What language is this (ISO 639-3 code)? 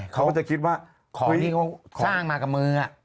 tha